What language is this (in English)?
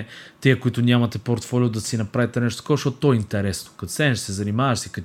Bulgarian